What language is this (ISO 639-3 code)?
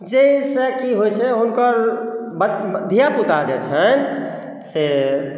mai